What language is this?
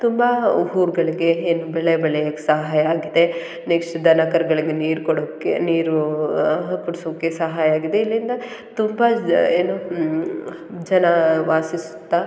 Kannada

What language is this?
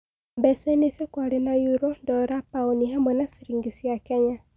Kikuyu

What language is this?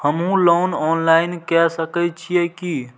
Maithili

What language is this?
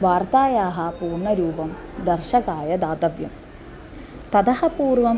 Sanskrit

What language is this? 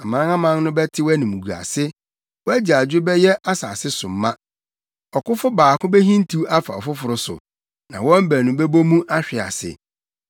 Akan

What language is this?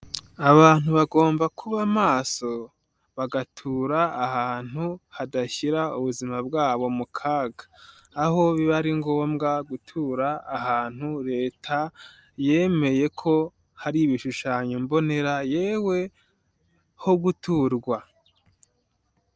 Kinyarwanda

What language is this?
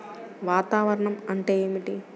Telugu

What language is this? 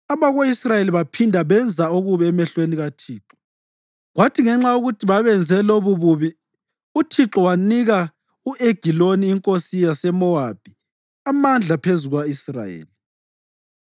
North Ndebele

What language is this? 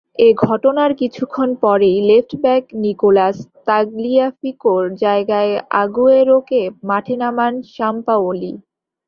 Bangla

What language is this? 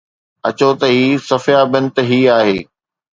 Sindhi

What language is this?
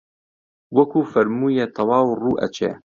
Central Kurdish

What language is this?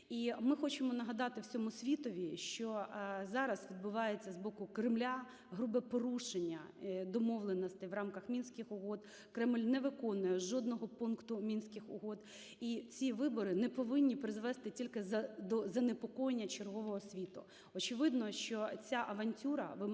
Ukrainian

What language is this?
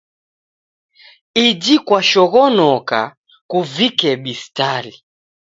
Taita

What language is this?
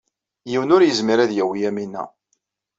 Kabyle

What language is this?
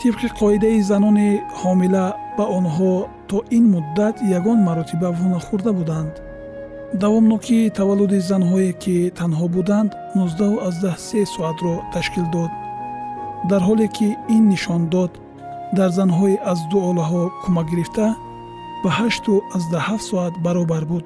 Persian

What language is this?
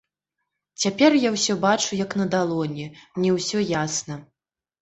Belarusian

